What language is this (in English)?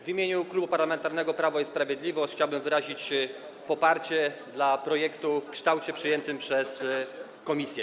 Polish